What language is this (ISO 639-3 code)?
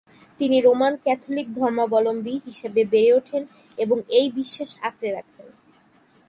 ben